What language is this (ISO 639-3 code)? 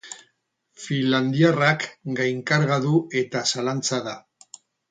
eus